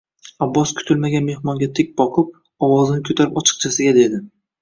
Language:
Uzbek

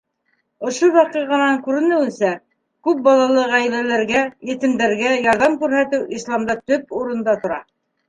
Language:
Bashkir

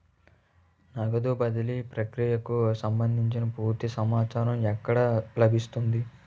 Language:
Telugu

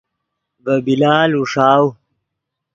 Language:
Yidgha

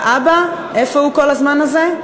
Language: Hebrew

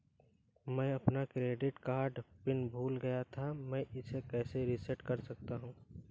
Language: Hindi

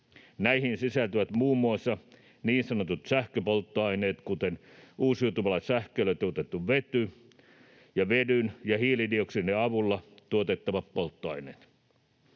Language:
Finnish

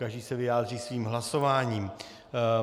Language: Czech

